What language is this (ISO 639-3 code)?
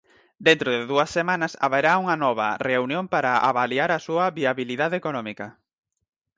glg